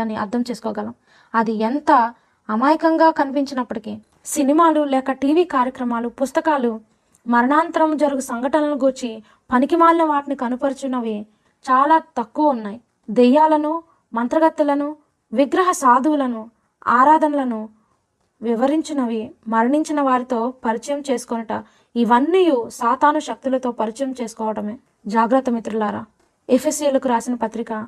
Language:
Telugu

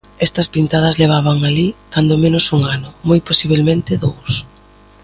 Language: Galician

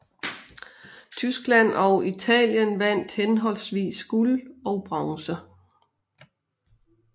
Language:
Danish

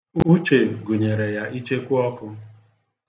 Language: Igbo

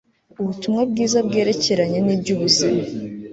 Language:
Kinyarwanda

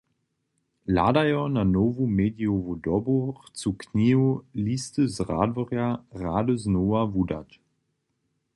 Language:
Upper Sorbian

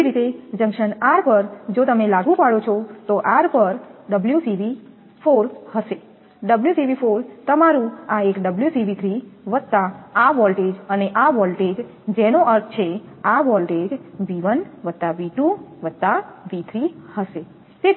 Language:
Gujarati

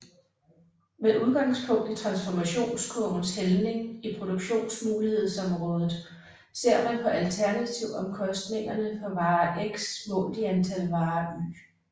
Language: Danish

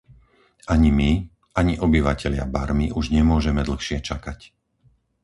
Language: Slovak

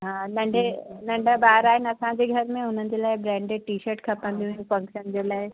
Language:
Sindhi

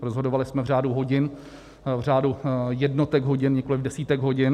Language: Czech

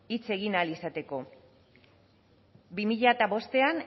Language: Basque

